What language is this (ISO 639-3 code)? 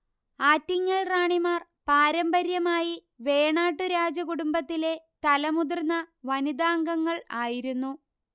mal